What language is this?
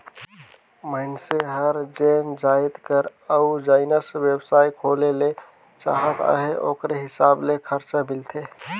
Chhattisgarhi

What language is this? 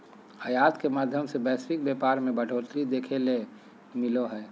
Magahi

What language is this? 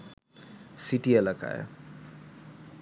Bangla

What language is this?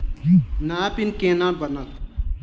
Maithili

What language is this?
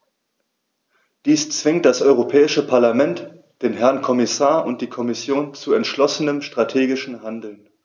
German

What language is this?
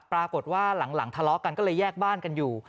Thai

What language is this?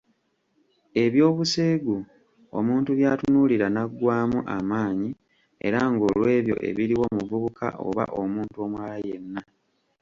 Ganda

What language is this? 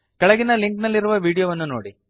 Kannada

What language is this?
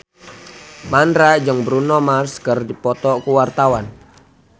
Sundanese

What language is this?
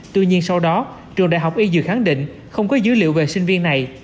Vietnamese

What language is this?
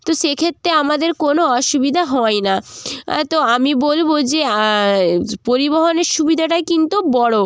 Bangla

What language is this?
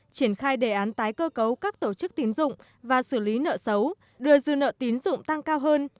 Vietnamese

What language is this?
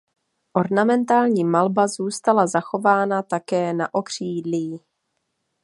Czech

